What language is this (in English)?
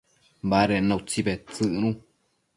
Matsés